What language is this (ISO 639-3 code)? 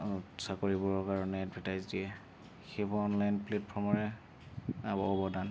asm